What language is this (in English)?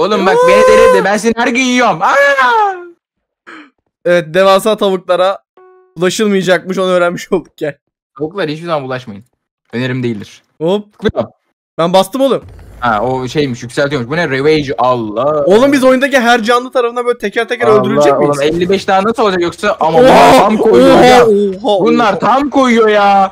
Turkish